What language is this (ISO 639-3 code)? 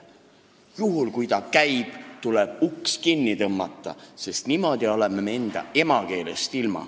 est